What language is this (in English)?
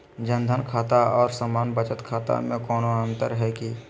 Magahi